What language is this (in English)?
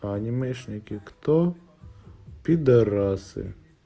Russian